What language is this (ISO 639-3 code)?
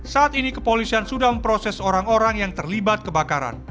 ind